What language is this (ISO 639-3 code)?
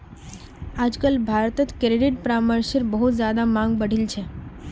mag